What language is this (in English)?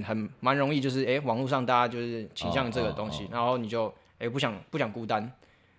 Chinese